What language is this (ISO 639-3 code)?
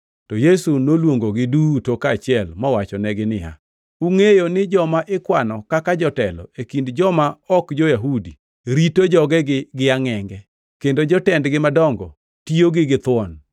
luo